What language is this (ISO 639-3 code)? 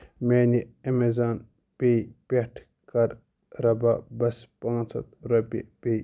kas